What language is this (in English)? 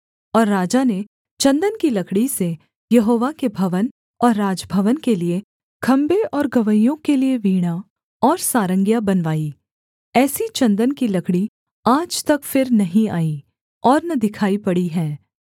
Hindi